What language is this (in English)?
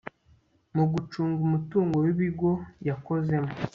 Kinyarwanda